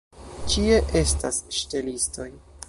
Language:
Esperanto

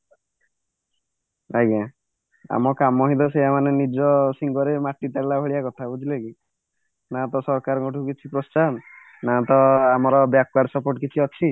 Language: Odia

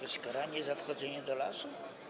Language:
Polish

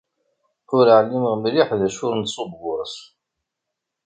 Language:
Kabyle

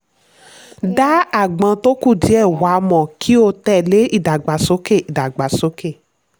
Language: Yoruba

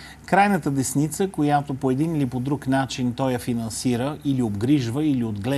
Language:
Bulgarian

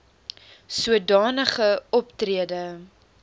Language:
Afrikaans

